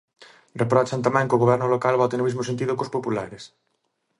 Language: Galician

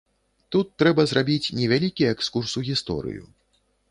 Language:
Belarusian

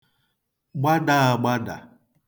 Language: Igbo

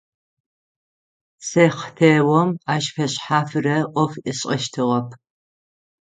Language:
Adyghe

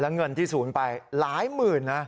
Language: Thai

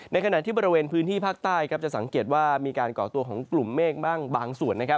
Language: Thai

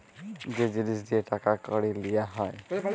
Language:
Bangla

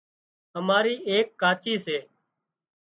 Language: Wadiyara Koli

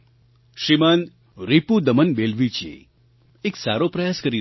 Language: Gujarati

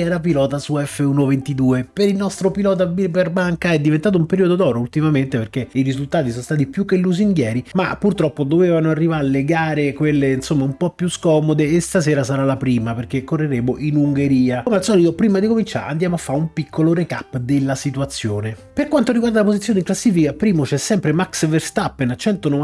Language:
Italian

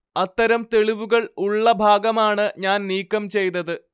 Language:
Malayalam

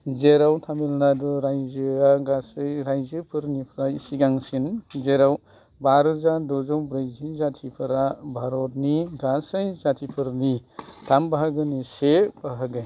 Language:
Bodo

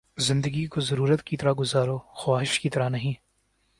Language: Urdu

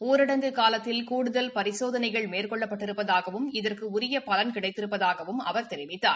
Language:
Tamil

